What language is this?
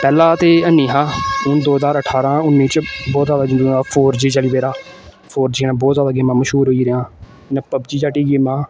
Dogri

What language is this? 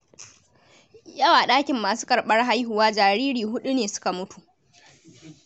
Hausa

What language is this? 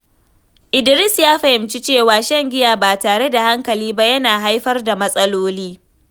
Hausa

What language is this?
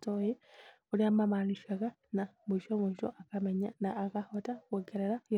Kikuyu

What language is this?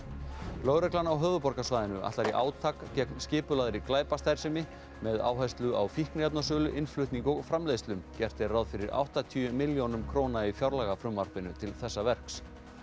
Icelandic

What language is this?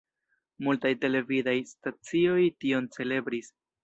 Esperanto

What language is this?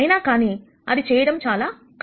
Telugu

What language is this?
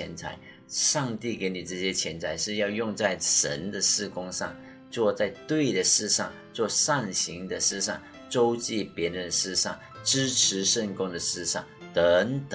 Chinese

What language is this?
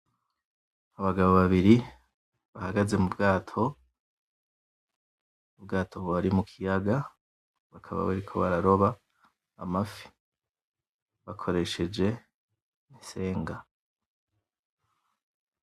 Rundi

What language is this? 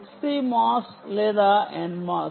Telugu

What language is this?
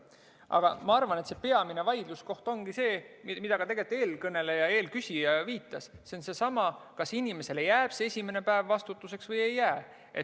Estonian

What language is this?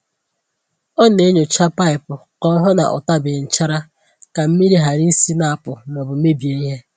Igbo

